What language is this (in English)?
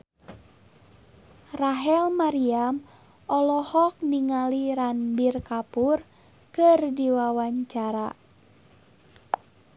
Sundanese